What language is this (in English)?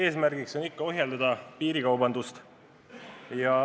Estonian